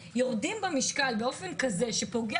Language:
Hebrew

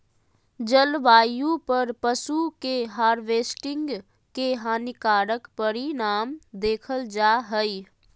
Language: Magahi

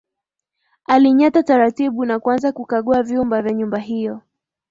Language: Swahili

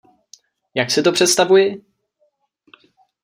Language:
Czech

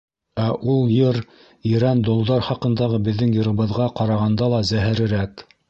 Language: Bashkir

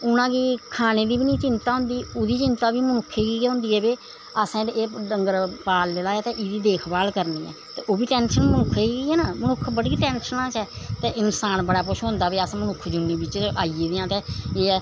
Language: Dogri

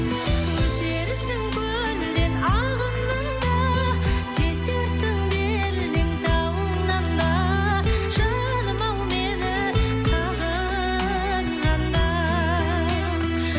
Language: Kazakh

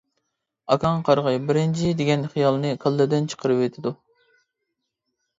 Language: Uyghur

